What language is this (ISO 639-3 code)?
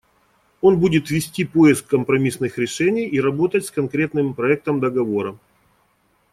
rus